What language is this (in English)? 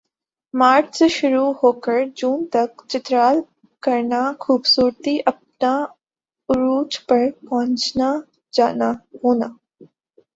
Urdu